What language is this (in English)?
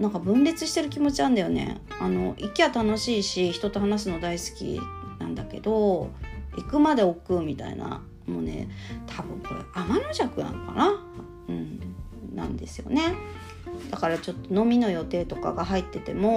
Japanese